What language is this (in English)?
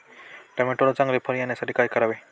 Marathi